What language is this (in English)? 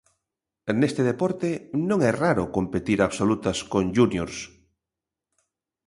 Galician